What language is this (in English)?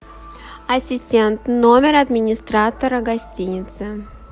Russian